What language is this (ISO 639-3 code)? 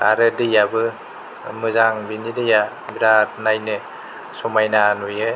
brx